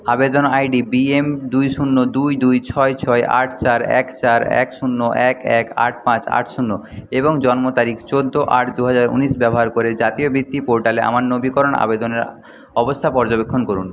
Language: Bangla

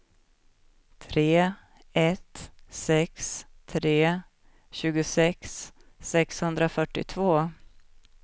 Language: Swedish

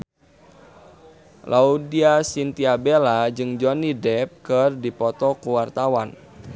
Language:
Sundanese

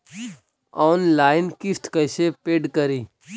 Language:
Magahi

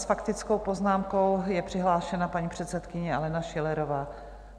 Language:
Czech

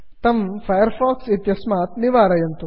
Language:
Sanskrit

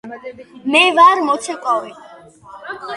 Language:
Georgian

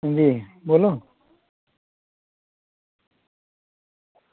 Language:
Dogri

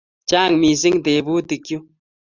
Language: Kalenjin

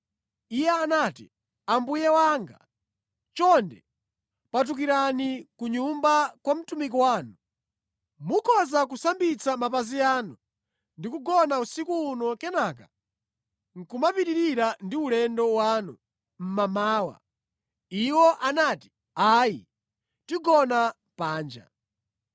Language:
Nyanja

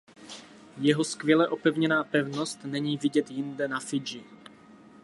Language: Czech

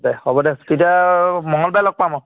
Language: Assamese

